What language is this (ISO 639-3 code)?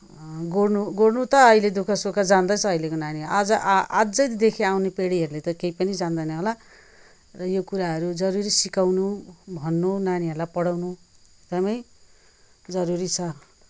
nep